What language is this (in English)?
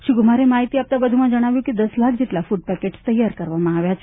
Gujarati